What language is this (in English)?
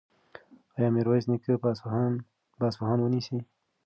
Pashto